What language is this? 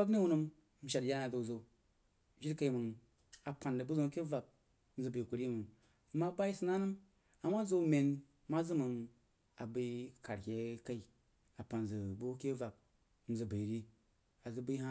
Jiba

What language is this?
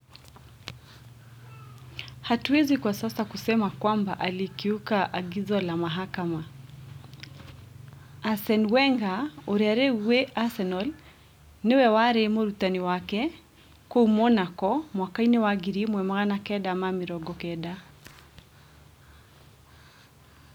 Kikuyu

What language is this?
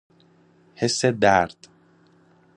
Persian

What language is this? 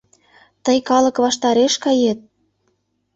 Mari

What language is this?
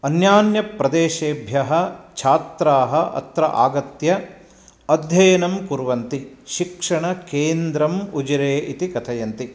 Sanskrit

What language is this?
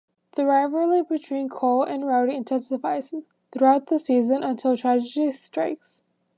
English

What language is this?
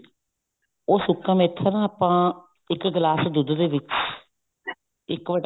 Punjabi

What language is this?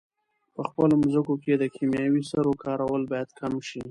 Pashto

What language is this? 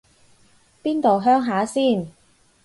Cantonese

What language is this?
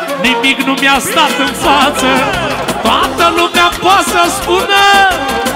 Romanian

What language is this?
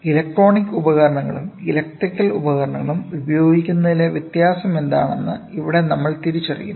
Malayalam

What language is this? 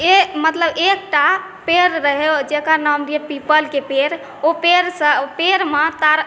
Maithili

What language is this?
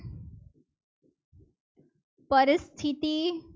Gujarati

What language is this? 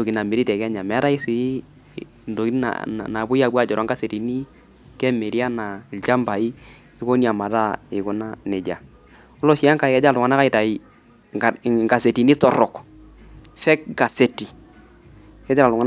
Masai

